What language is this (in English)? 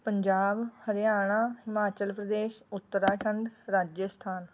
Punjabi